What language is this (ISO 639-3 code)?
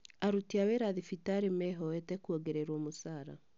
kik